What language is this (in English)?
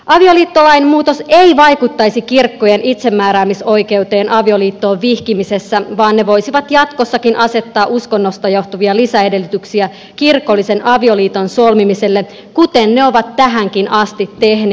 Finnish